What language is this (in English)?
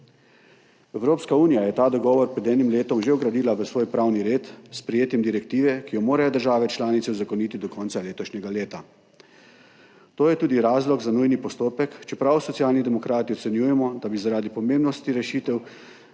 Slovenian